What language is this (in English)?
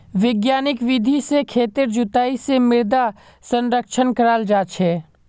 Magahi